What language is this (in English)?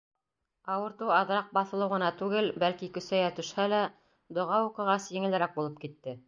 Bashkir